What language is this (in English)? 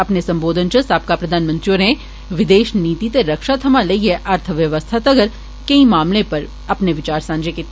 Dogri